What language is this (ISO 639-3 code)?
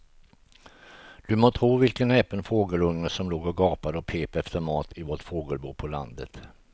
swe